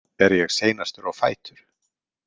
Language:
Icelandic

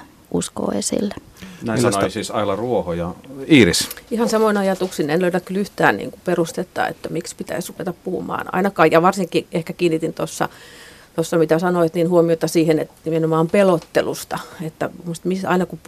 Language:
Finnish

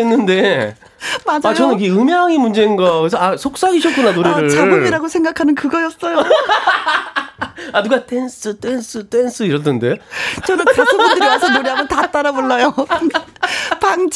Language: Korean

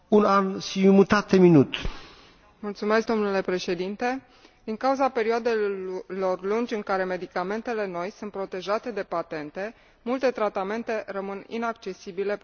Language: Romanian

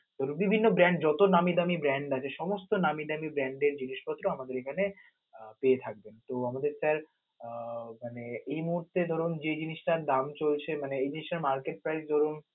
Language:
Bangla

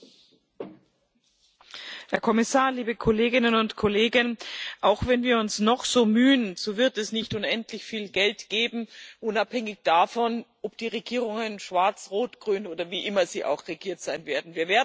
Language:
German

